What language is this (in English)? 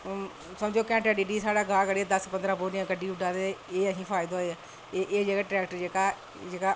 Dogri